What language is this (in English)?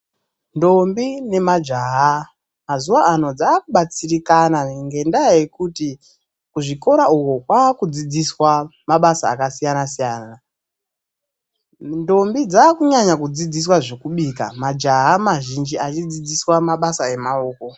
Ndau